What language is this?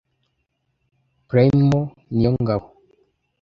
Kinyarwanda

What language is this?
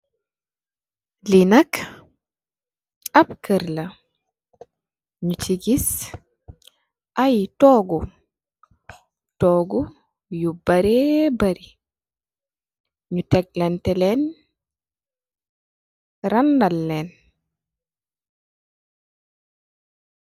Wolof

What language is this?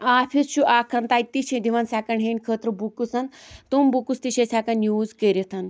Kashmiri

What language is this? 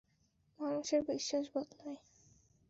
Bangla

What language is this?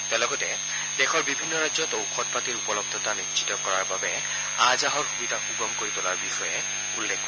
Assamese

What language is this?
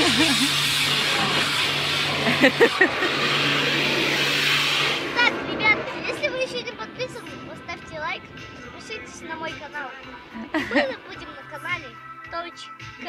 Russian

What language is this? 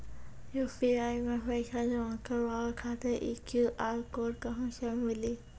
Maithili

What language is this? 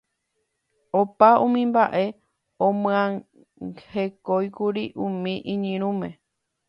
Guarani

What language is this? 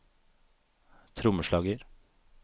Norwegian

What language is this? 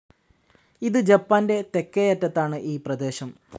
Malayalam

